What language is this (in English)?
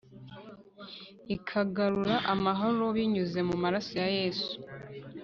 Kinyarwanda